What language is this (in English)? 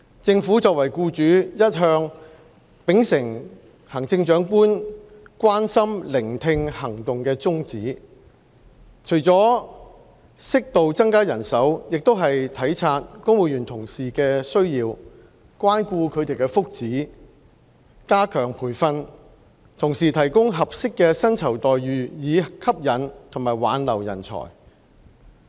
Cantonese